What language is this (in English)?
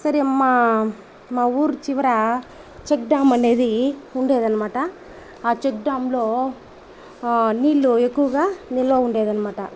Telugu